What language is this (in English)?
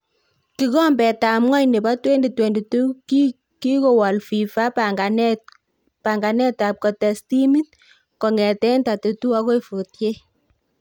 Kalenjin